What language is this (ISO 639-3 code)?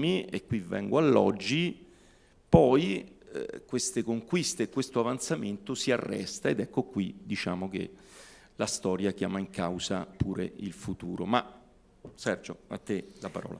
ita